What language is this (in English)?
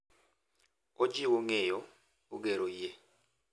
Luo (Kenya and Tanzania)